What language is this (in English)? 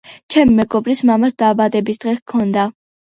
Georgian